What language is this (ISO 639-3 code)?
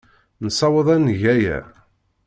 kab